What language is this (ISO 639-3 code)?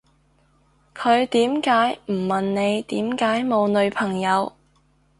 yue